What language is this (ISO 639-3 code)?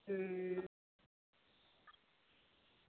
doi